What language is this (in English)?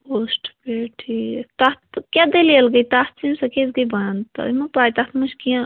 Kashmiri